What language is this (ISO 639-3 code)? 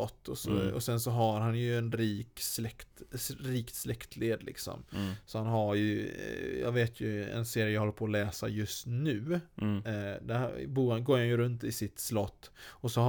swe